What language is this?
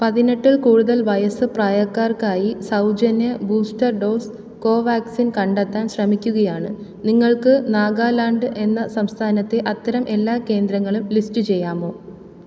Malayalam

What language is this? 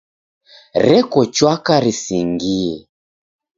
Taita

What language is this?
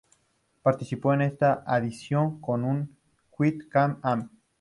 Spanish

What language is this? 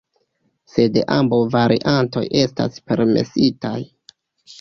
Esperanto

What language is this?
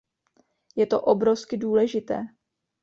Czech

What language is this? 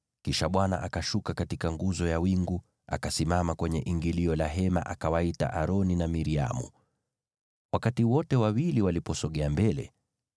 Swahili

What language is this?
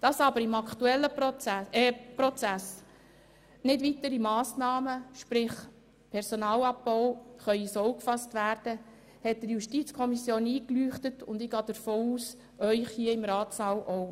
Swiss German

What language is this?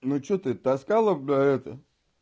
Russian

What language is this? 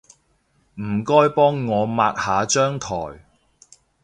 Cantonese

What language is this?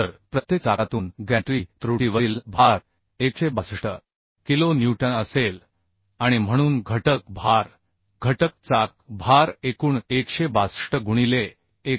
Marathi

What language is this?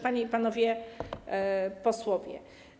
Polish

